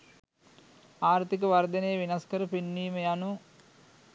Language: Sinhala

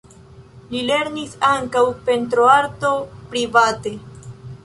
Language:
Esperanto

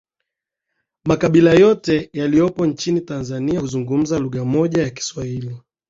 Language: Swahili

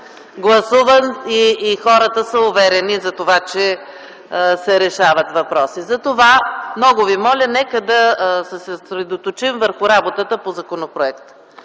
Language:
Bulgarian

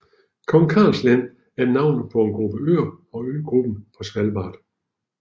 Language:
Danish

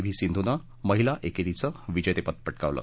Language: Marathi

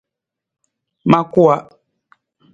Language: Nawdm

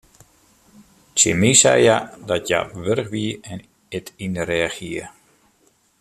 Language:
Western Frisian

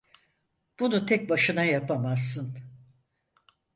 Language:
Turkish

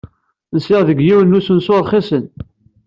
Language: Kabyle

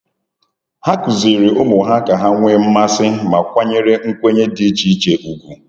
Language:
Igbo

